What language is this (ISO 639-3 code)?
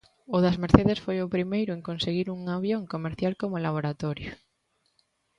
glg